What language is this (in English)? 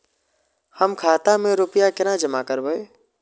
Maithili